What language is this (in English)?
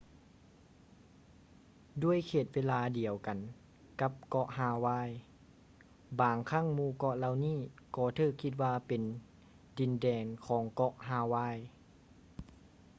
Lao